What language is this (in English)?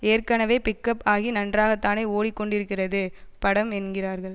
Tamil